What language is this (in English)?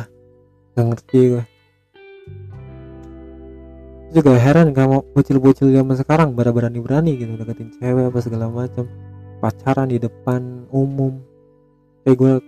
Indonesian